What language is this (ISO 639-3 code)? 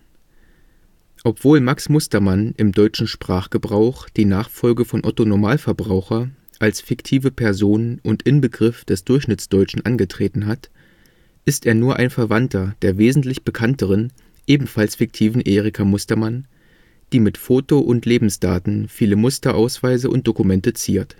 deu